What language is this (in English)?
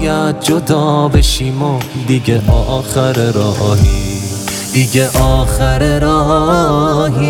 Persian